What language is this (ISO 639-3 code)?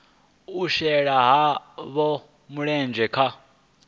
ven